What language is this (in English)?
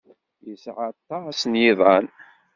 Kabyle